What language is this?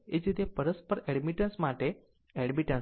Gujarati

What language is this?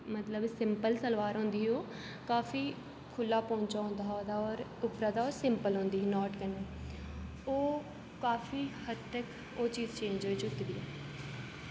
Dogri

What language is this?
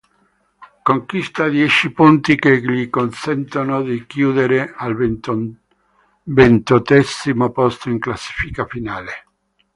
Italian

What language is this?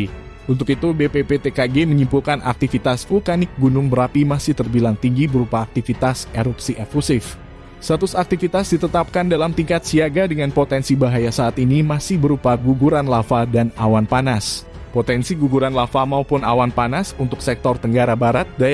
Indonesian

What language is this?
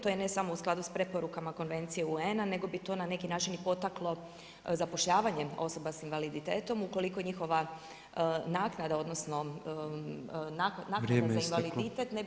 Croatian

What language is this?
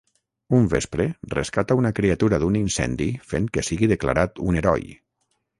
Catalan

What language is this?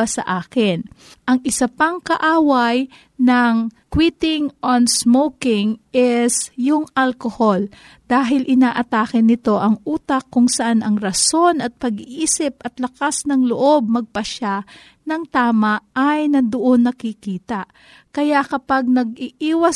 Filipino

